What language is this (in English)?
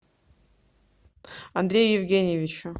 Russian